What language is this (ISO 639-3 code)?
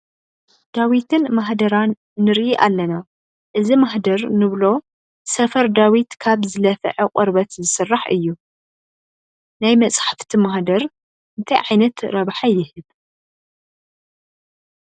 tir